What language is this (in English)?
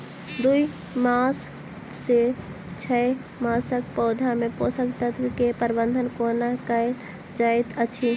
Maithili